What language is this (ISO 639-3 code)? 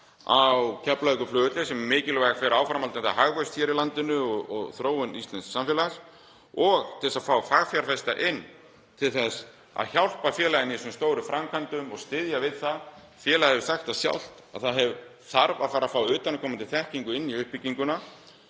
isl